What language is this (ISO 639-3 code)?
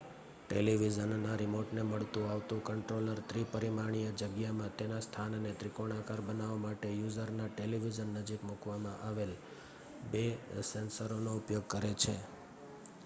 guj